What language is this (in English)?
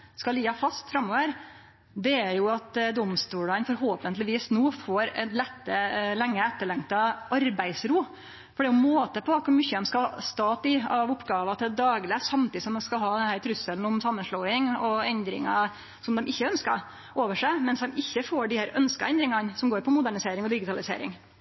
Norwegian Nynorsk